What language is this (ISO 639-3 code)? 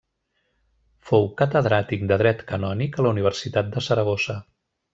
cat